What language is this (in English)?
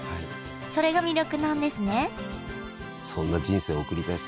Japanese